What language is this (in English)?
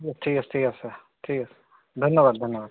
Assamese